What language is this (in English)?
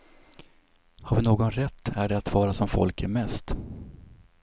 Swedish